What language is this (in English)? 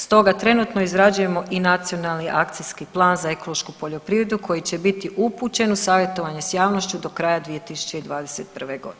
Croatian